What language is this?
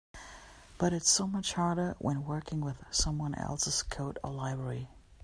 English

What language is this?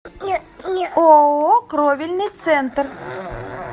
Russian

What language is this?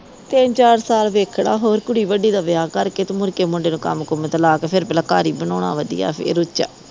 Punjabi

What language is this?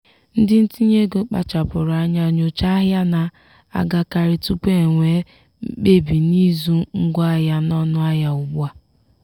Igbo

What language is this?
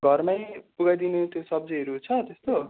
Nepali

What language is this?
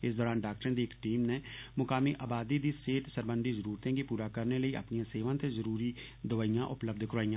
Dogri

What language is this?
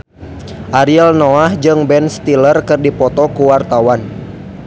Sundanese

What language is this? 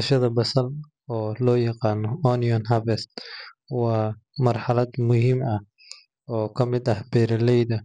Somali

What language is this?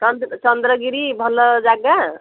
Odia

